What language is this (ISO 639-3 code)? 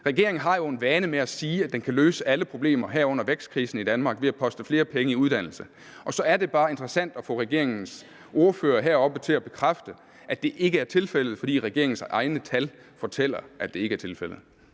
dan